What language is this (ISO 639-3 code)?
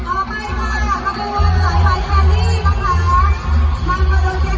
tha